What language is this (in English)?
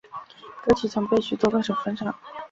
Chinese